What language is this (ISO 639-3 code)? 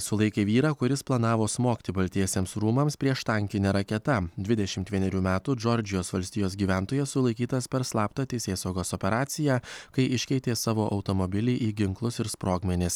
lit